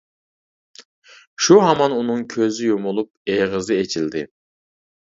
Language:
Uyghur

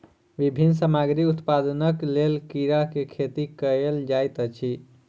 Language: Maithili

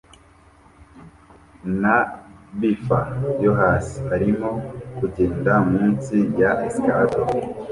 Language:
Kinyarwanda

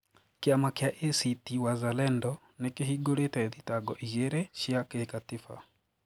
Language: Kikuyu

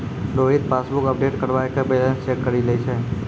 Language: Maithili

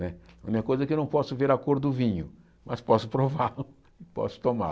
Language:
Portuguese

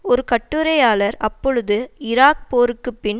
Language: Tamil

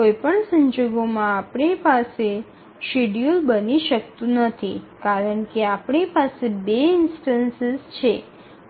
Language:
Gujarati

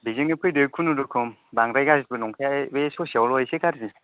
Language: Bodo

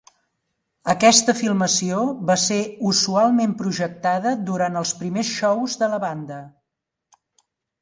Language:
Catalan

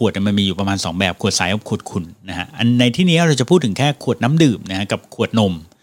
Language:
Thai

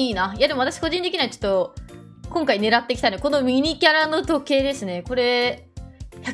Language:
Japanese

